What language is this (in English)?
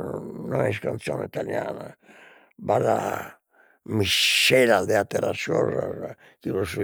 Sardinian